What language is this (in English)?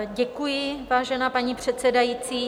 Czech